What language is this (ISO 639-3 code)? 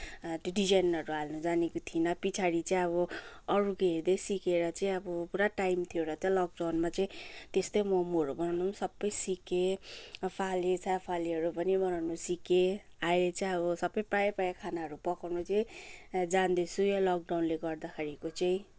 nep